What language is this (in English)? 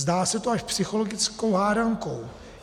Czech